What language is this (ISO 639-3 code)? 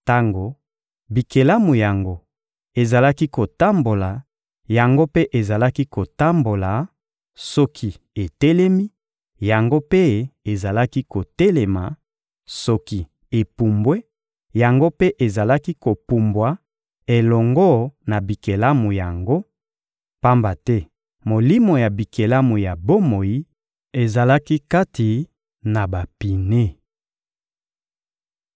lin